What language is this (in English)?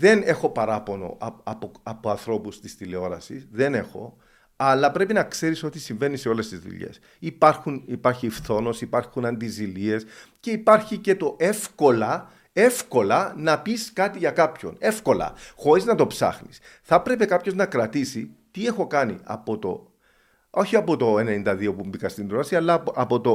Greek